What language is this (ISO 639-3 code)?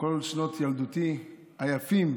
heb